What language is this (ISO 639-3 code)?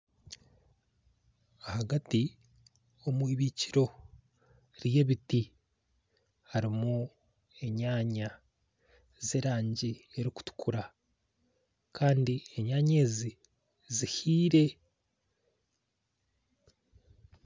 nyn